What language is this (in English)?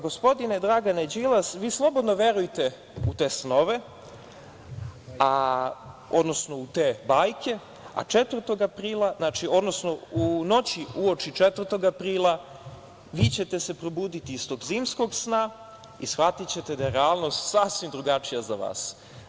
Serbian